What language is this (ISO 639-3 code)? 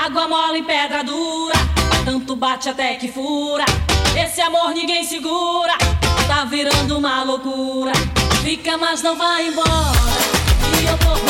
ita